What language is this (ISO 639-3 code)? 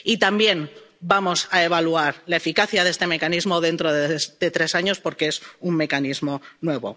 spa